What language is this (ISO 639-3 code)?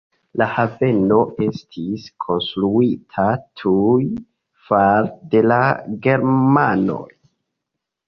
epo